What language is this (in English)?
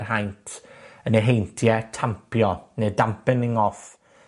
Welsh